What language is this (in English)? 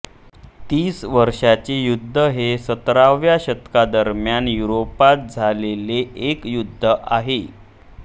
Marathi